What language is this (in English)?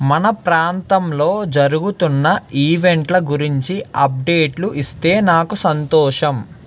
Telugu